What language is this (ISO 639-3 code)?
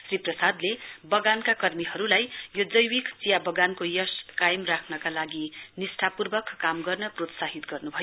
nep